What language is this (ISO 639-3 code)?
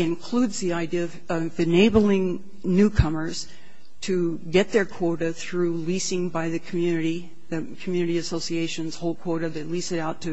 eng